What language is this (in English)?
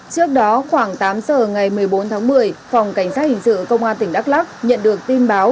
Vietnamese